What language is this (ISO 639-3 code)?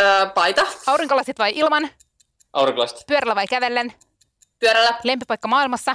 fin